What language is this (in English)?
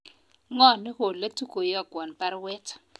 Kalenjin